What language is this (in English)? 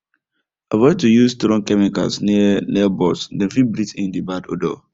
Nigerian Pidgin